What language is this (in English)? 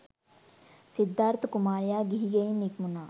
Sinhala